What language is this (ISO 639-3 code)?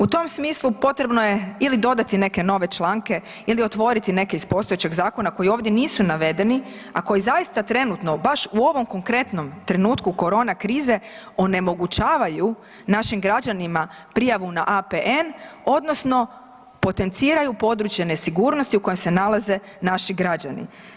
hrv